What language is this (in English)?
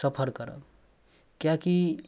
Maithili